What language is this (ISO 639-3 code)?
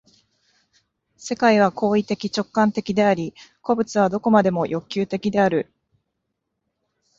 jpn